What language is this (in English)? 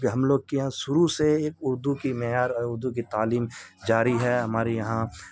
Urdu